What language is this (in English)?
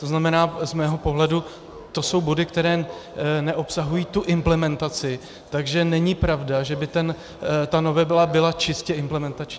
Czech